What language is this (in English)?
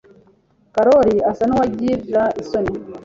Kinyarwanda